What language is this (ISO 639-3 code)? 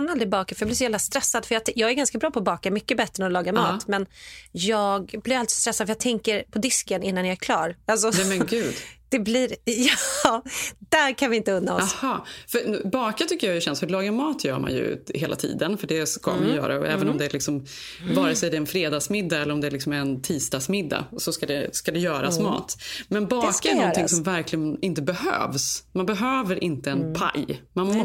swe